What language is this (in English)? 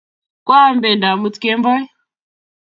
Kalenjin